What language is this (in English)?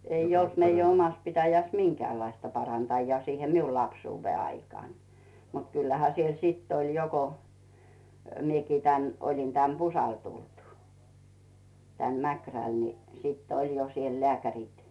Finnish